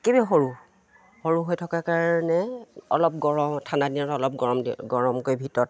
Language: Assamese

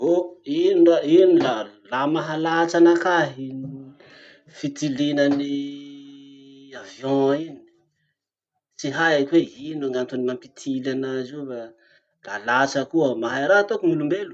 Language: Masikoro Malagasy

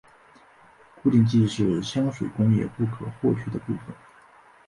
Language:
Chinese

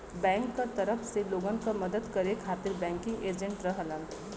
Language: Bhojpuri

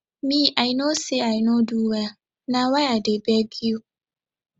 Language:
Nigerian Pidgin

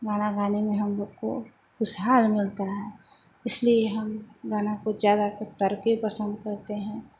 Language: Hindi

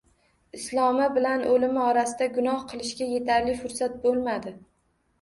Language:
Uzbek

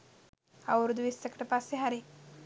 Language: Sinhala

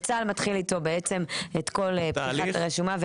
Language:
Hebrew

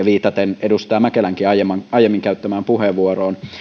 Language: Finnish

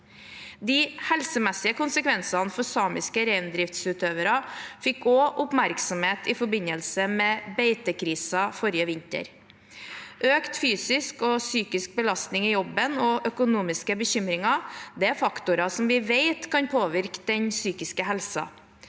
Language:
Norwegian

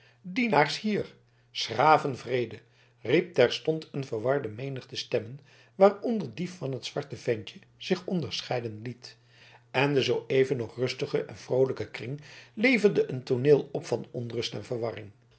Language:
Dutch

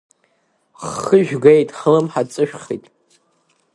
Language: Abkhazian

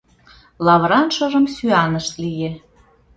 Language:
Mari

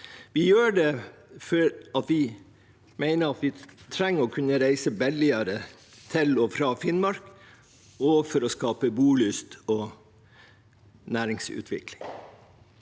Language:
Norwegian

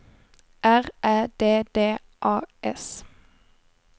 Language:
Swedish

